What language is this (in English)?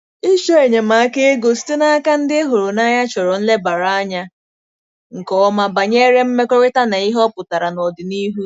Igbo